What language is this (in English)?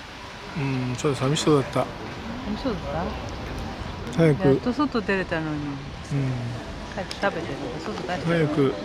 Japanese